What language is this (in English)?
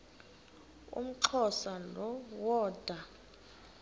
Xhosa